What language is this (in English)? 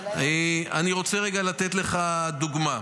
Hebrew